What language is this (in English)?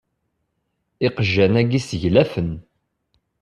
Kabyle